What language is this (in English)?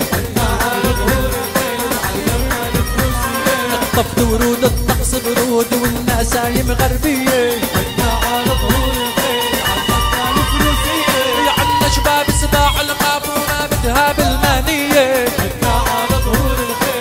Arabic